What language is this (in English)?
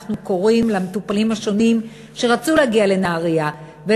Hebrew